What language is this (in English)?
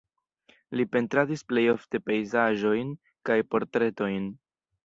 Esperanto